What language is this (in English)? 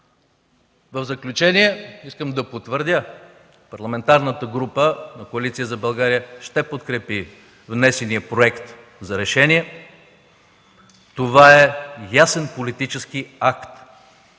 Bulgarian